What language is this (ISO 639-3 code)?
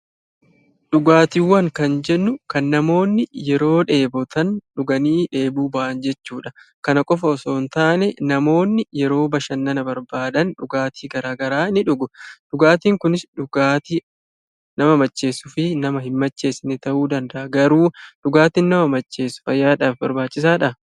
orm